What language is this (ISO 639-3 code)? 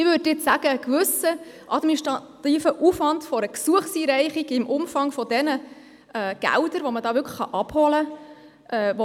gsw